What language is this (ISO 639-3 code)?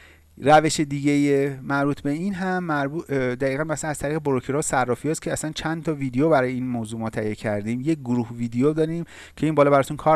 fas